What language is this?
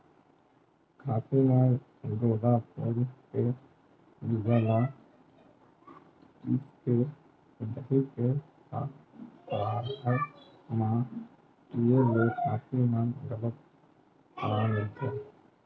Chhattisgarhi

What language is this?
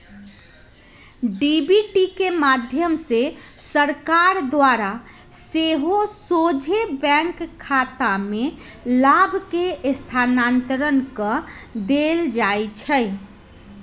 Magahi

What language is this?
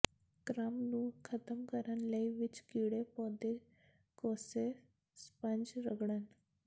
Punjabi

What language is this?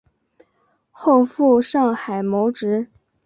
Chinese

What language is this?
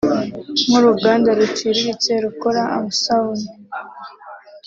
Kinyarwanda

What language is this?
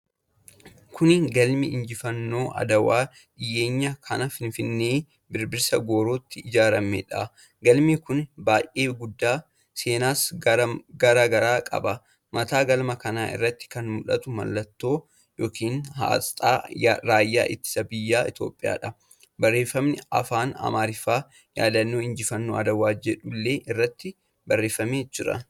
Oromo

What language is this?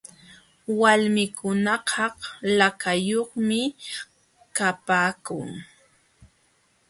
Jauja Wanca Quechua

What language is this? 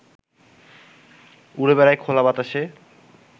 Bangla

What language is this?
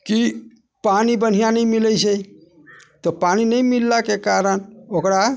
Maithili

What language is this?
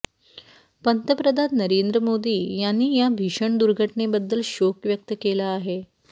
Marathi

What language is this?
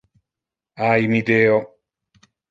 Interlingua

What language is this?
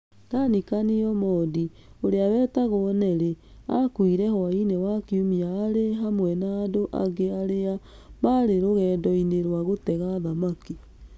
Kikuyu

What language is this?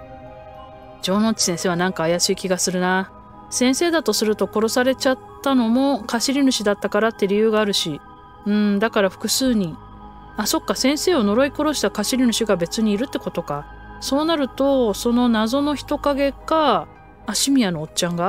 Japanese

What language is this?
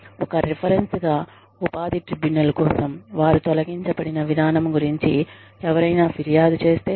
Telugu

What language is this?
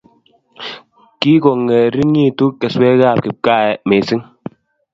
Kalenjin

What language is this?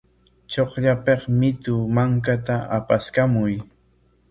Corongo Ancash Quechua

